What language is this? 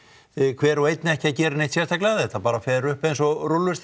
Icelandic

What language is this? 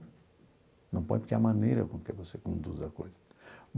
Portuguese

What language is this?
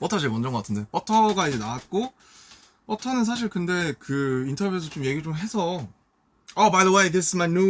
Korean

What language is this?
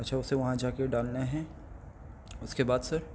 Urdu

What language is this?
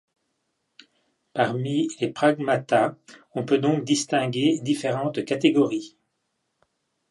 French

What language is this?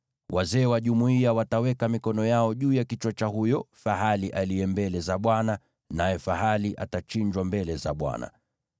Swahili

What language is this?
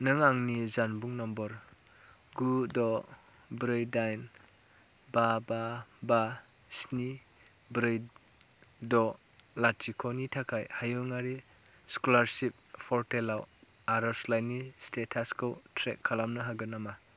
Bodo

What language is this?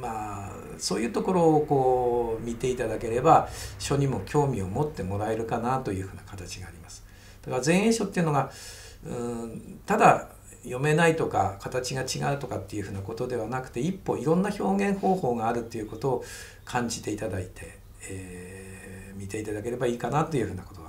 Japanese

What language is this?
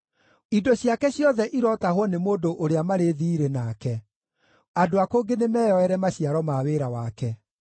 Kikuyu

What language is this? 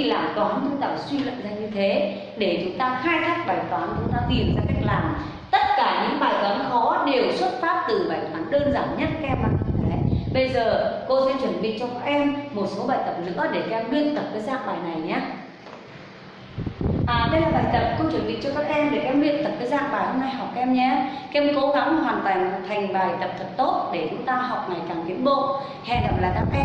Vietnamese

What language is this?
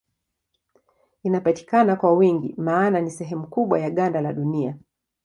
Swahili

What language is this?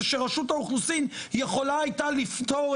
Hebrew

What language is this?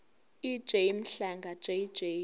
Zulu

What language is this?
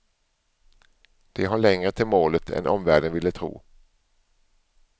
Swedish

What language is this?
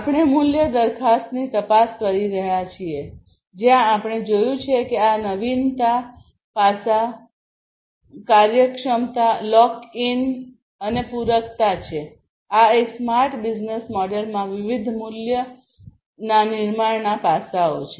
Gujarati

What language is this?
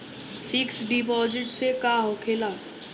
Bhojpuri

